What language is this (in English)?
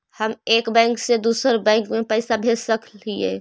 Magahi